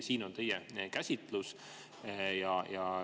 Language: Estonian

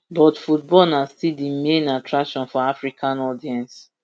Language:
Nigerian Pidgin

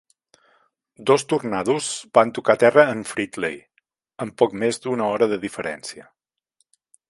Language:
Catalan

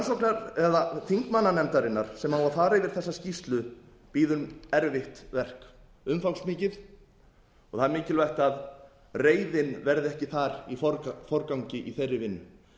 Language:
Icelandic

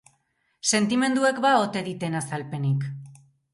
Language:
Basque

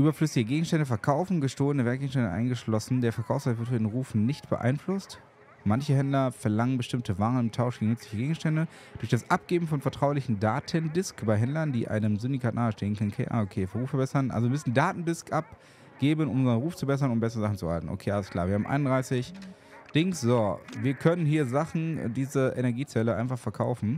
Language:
German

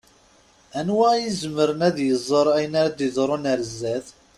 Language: Kabyle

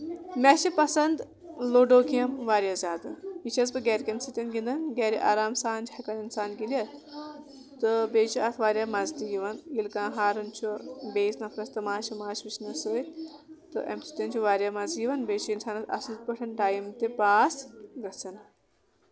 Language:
Kashmiri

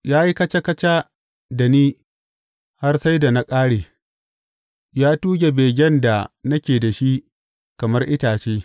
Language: Hausa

